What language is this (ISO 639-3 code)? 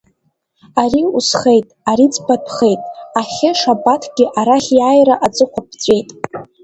abk